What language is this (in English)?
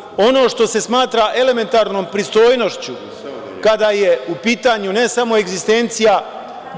Serbian